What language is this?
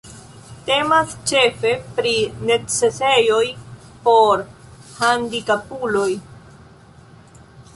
Esperanto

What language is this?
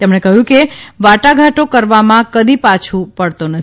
Gujarati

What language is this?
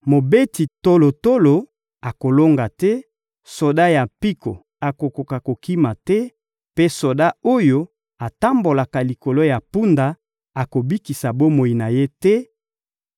Lingala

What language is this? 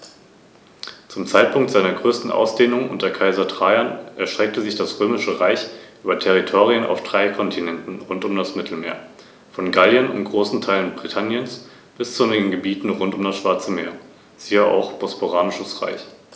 German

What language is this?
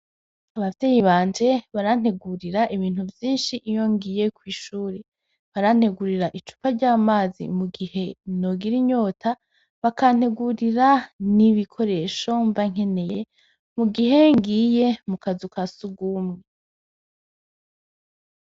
Rundi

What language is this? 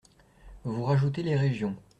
French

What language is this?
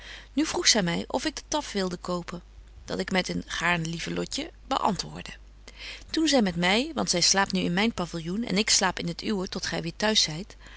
Dutch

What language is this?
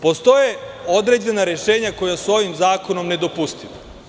Serbian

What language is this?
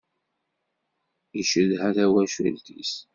Kabyle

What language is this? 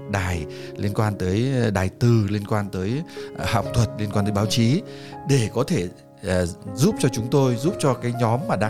Vietnamese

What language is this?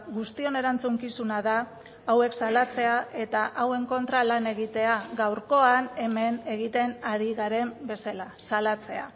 Basque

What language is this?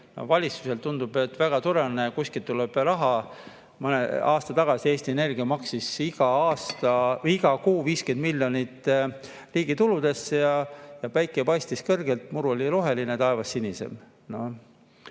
Estonian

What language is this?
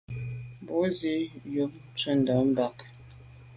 Medumba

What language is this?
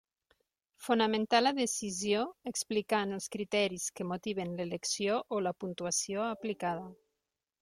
Catalan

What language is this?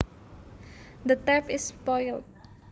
Javanese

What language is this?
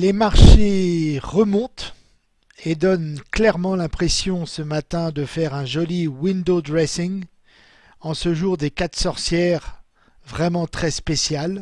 French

